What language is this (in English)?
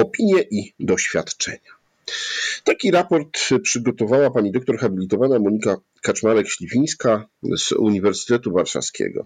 Polish